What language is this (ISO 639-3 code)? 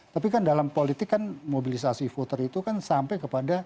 ind